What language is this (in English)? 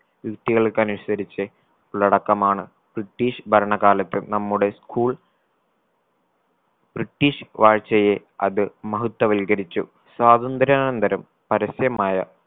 Malayalam